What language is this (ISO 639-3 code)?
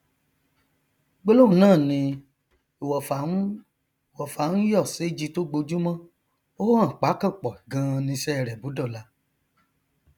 yor